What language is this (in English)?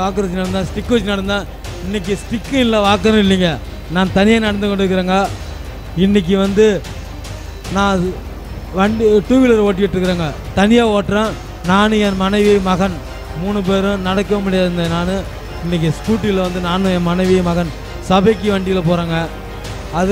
Hindi